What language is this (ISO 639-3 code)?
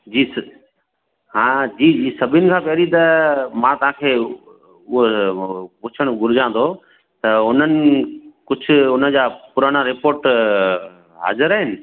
snd